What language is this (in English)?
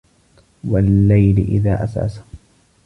Arabic